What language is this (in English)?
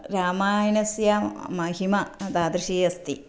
Sanskrit